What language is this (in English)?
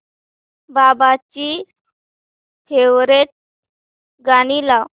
Marathi